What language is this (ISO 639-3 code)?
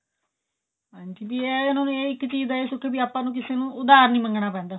pan